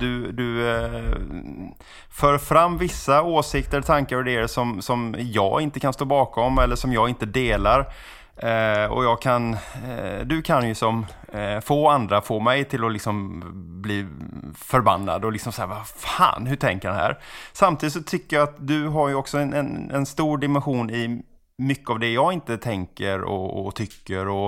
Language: Swedish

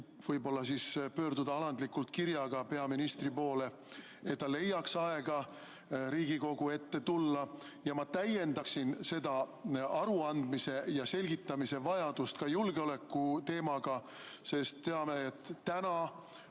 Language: Estonian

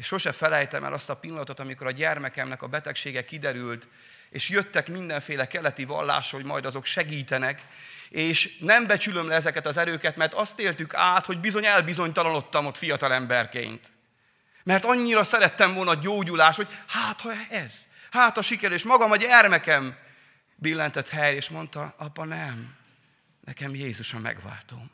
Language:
Hungarian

